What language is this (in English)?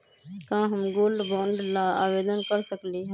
Magahi